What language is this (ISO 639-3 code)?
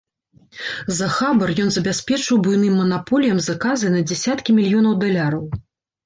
bel